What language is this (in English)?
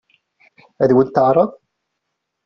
Kabyle